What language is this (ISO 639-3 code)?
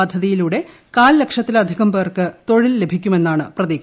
mal